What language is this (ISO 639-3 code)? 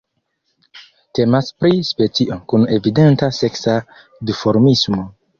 epo